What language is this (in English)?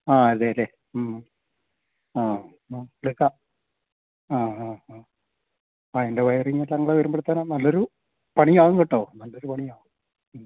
Malayalam